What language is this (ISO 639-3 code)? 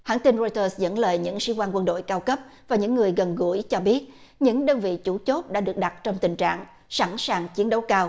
vie